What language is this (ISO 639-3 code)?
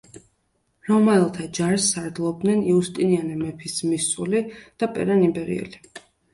kat